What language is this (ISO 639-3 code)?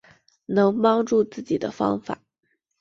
zho